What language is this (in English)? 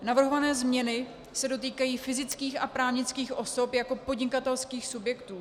Czech